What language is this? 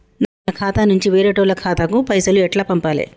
Telugu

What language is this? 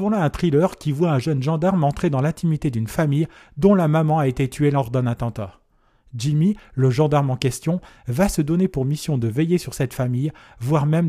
French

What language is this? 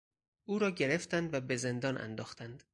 Persian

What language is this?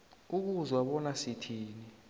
South Ndebele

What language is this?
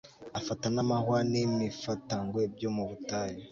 Kinyarwanda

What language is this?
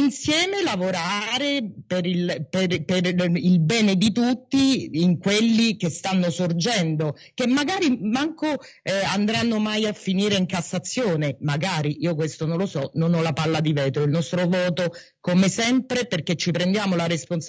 Italian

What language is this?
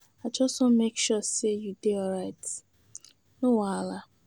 Nigerian Pidgin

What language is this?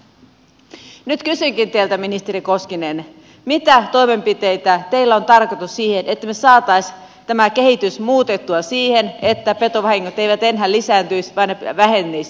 Finnish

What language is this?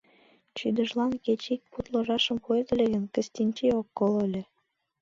Mari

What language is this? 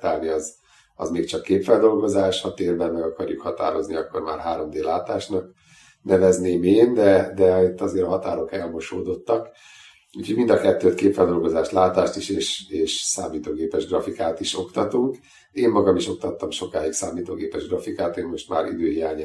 Hungarian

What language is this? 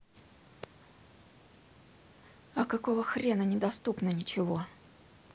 Russian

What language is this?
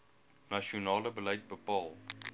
Afrikaans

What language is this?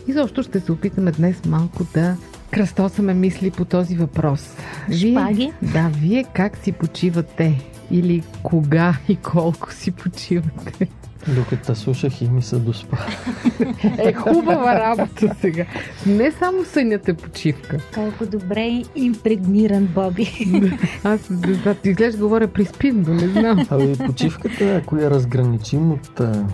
Bulgarian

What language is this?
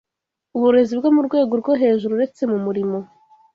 Kinyarwanda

